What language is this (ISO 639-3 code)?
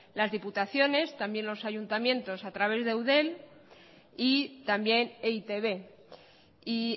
spa